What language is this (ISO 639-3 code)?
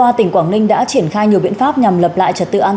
vie